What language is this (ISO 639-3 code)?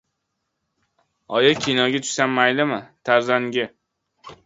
uzb